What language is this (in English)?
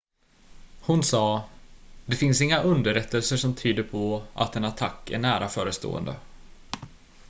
Swedish